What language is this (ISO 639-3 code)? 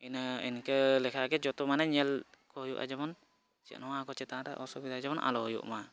sat